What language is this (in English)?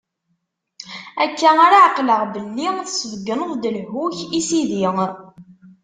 Kabyle